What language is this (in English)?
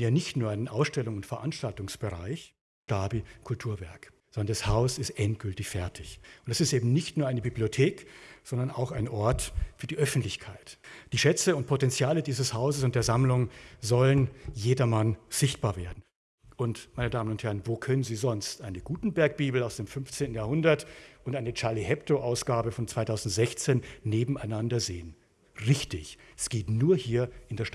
German